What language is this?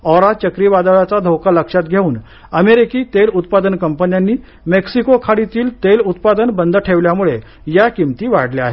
Marathi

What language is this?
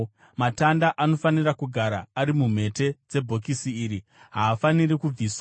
Shona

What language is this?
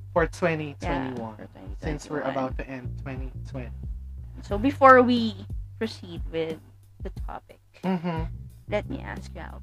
Filipino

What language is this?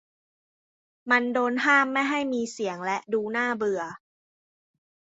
Thai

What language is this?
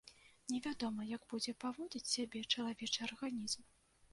Belarusian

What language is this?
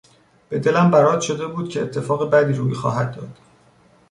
Persian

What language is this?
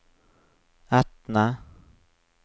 Norwegian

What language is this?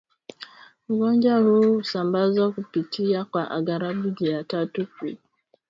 Swahili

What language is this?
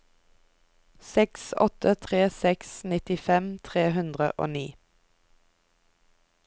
Norwegian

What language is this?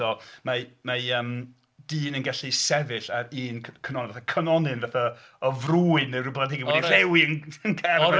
Welsh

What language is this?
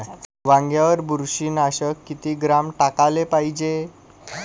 Marathi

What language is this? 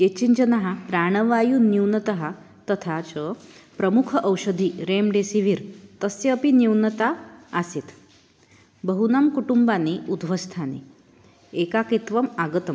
Sanskrit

